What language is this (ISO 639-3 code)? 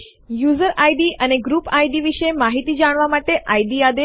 guj